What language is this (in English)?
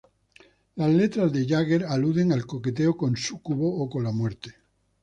Spanish